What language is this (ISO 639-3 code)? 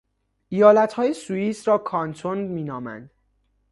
fas